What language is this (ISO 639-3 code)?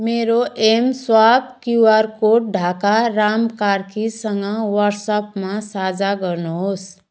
nep